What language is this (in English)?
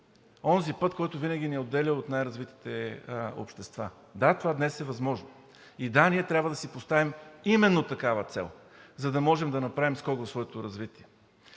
Bulgarian